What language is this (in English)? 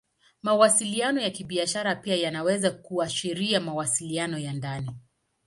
Swahili